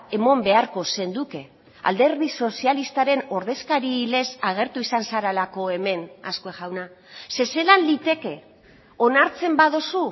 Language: Basque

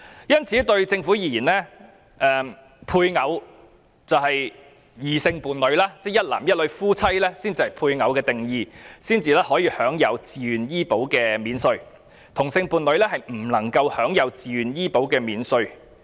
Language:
Cantonese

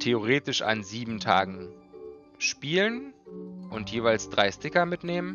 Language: German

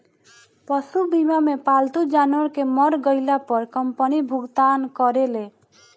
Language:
Bhojpuri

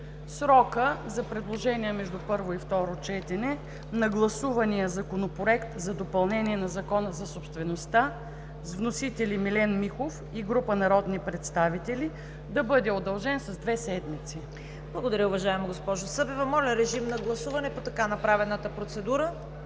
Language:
Bulgarian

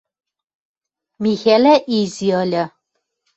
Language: Western Mari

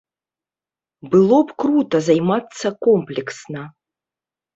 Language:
Belarusian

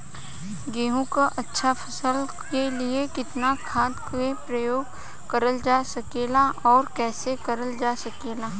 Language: Bhojpuri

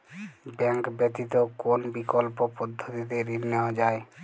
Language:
Bangla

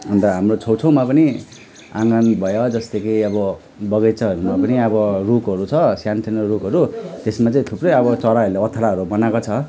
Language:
Nepali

